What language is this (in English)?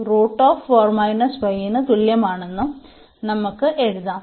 Malayalam